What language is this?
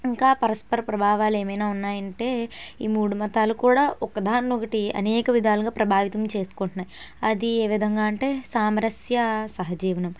Telugu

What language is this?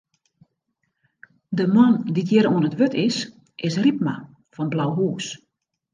Western Frisian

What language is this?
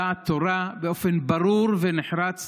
Hebrew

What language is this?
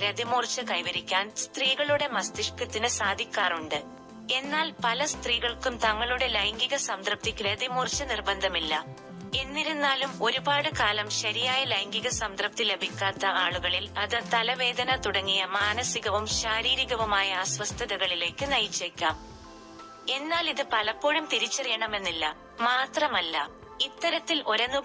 Malayalam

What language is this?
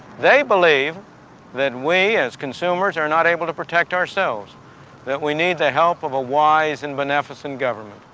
English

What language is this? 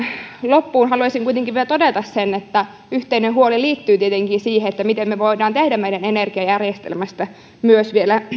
Finnish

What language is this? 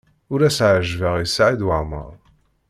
Kabyle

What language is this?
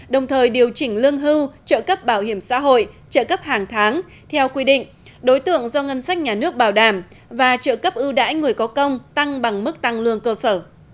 Vietnamese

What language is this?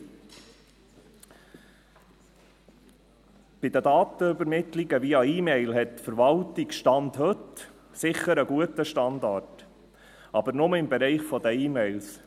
Swiss German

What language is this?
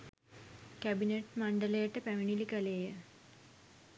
Sinhala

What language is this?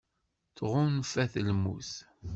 Kabyle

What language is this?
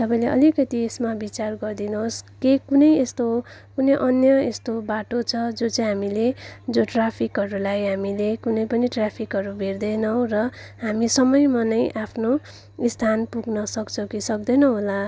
Nepali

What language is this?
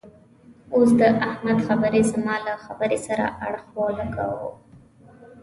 Pashto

